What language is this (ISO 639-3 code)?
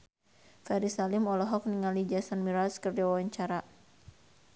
sun